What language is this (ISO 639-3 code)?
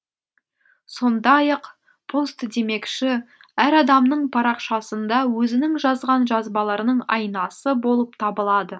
kaz